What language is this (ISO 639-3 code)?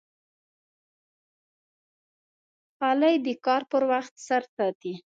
pus